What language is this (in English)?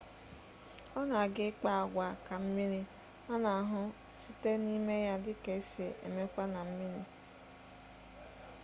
Igbo